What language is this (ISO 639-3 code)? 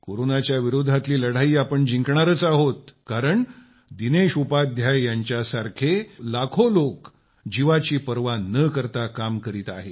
mar